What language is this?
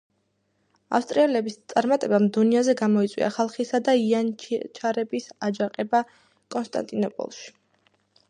Georgian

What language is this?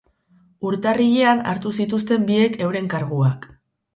Basque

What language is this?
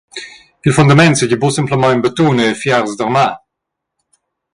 Romansh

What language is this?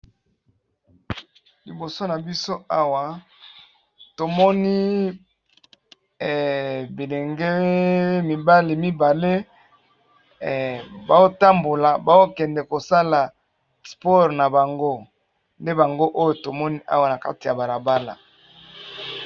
Lingala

